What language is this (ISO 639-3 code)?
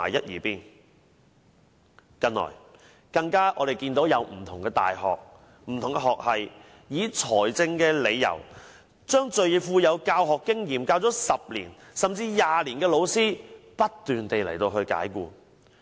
yue